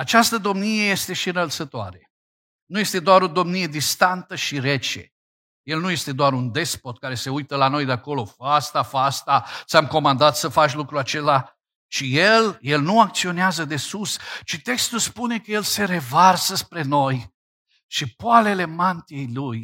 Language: Romanian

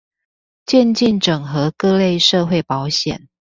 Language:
Chinese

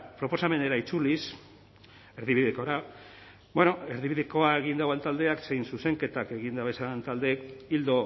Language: Basque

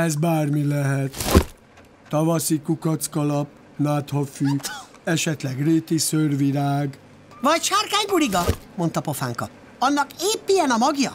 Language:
Hungarian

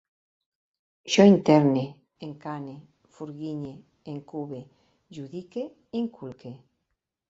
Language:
Catalan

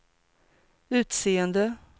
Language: Swedish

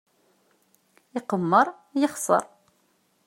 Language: Kabyle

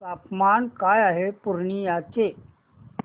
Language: Marathi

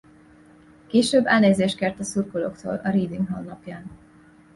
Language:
Hungarian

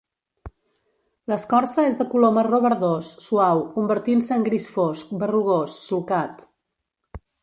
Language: Catalan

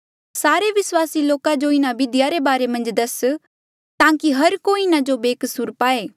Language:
Mandeali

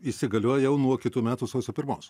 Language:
Lithuanian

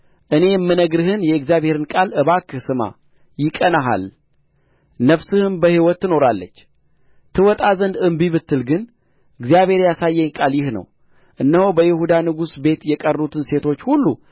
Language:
Amharic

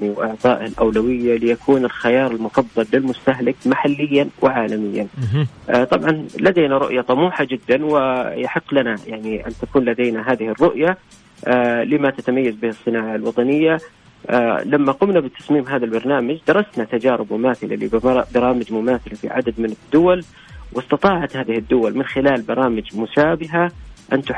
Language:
Arabic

